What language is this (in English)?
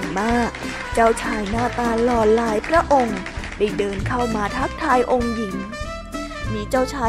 Thai